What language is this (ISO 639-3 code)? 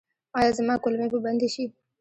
pus